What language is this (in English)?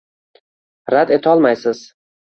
Uzbek